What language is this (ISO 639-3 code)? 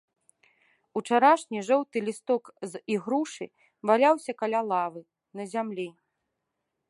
bel